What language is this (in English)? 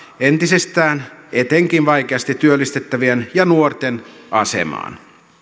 Finnish